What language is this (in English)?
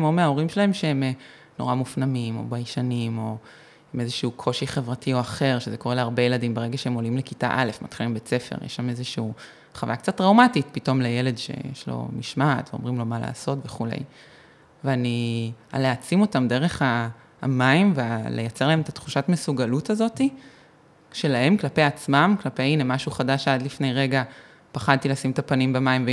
Hebrew